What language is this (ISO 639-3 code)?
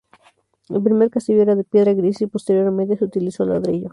spa